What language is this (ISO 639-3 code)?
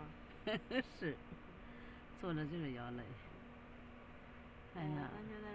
zho